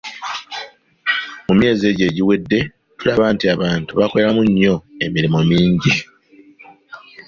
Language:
Ganda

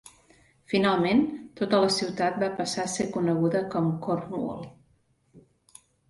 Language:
Catalan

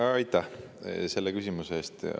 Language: Estonian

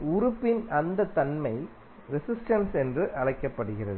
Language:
Tamil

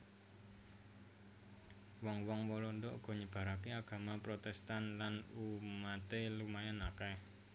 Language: Javanese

